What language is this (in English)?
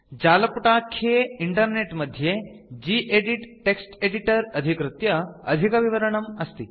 Sanskrit